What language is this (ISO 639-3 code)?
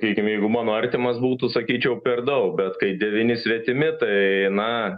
lit